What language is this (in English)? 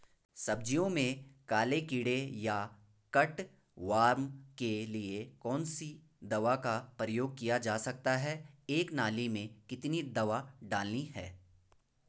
Hindi